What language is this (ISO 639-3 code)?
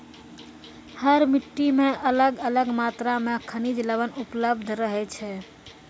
mai